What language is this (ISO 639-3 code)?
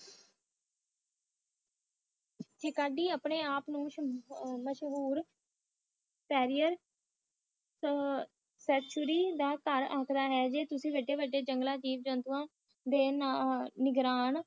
pan